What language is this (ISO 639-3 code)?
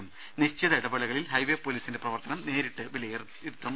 mal